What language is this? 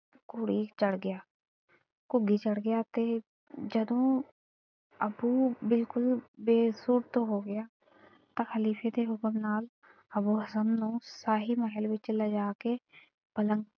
Punjabi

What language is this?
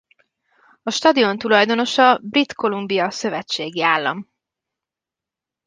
Hungarian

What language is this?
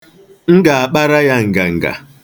Igbo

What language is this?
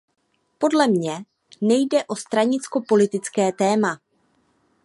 Czech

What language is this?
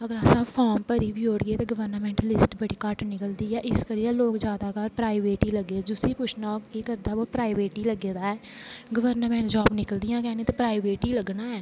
Dogri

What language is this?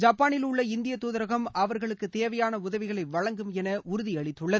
Tamil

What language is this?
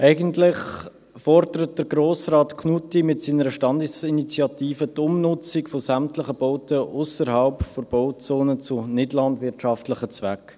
Swiss German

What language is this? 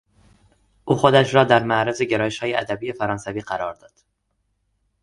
Persian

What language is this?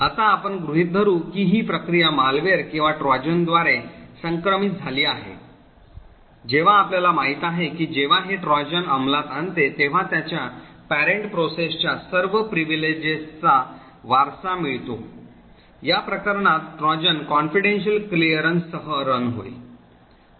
Marathi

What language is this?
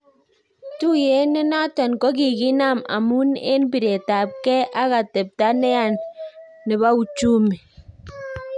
Kalenjin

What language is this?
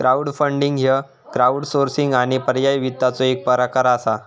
Marathi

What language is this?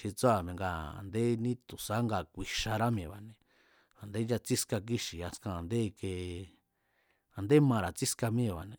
Mazatlán Mazatec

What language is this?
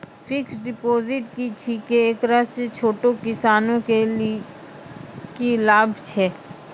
Maithili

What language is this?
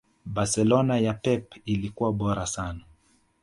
Swahili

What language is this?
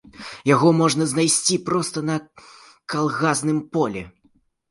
Belarusian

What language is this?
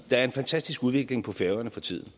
Danish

